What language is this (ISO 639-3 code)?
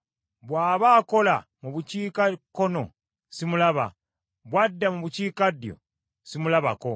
lug